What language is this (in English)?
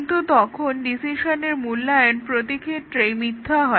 Bangla